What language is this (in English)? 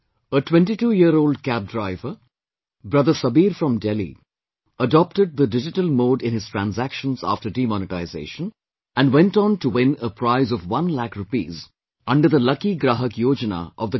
English